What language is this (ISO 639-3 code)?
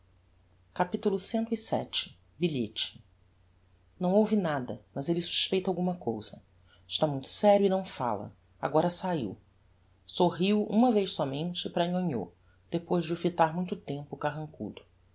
por